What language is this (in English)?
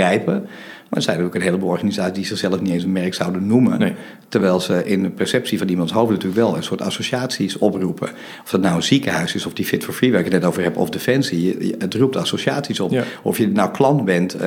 Dutch